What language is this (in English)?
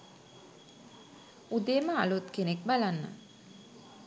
Sinhala